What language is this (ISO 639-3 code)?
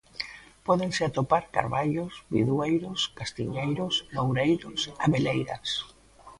glg